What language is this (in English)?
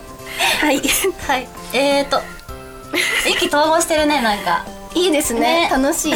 Japanese